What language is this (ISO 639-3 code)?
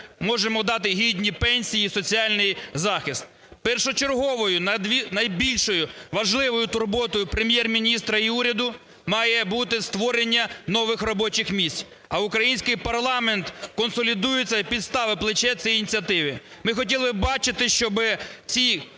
ukr